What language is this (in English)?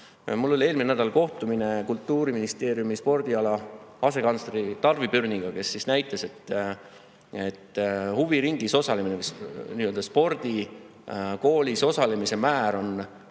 Estonian